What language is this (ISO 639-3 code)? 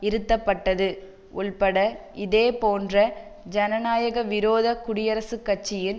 tam